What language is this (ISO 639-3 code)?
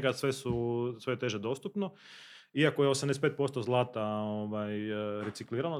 hrv